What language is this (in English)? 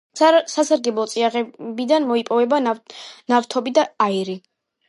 Georgian